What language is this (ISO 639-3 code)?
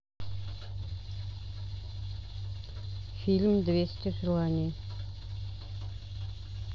rus